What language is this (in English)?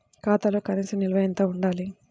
Telugu